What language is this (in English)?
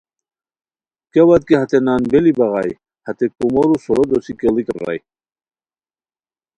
Khowar